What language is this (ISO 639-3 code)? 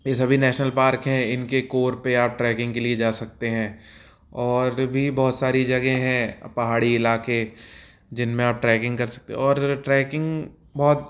hin